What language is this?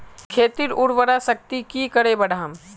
Magahi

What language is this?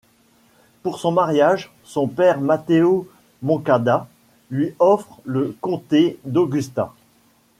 French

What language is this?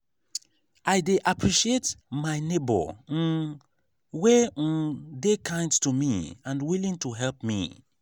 Nigerian Pidgin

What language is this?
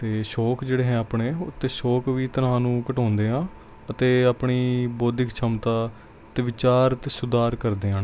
Punjabi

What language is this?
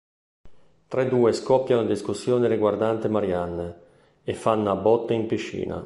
Italian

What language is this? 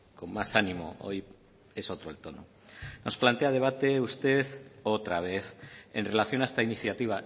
Spanish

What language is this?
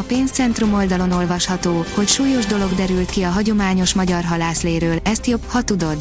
Hungarian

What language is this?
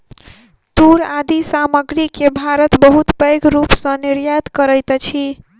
Maithili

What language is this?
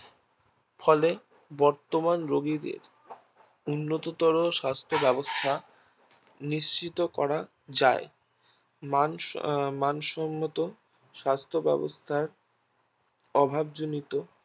Bangla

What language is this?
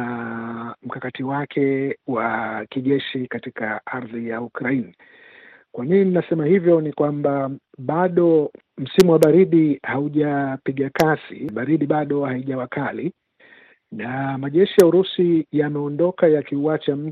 Swahili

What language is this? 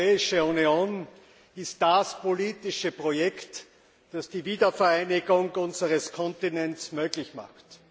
German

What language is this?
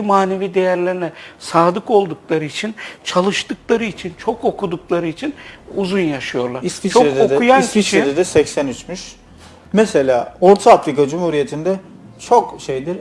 Turkish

